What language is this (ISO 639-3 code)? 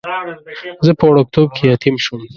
pus